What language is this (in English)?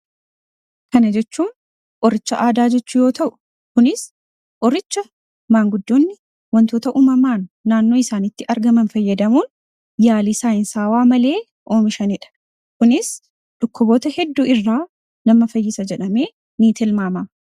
Oromo